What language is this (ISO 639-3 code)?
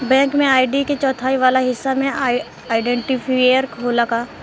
bho